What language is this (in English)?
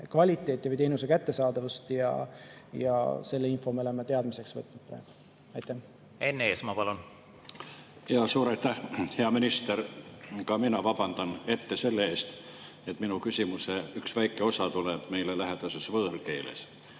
Estonian